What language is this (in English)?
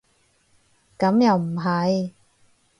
Cantonese